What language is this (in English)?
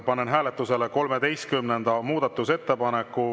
Estonian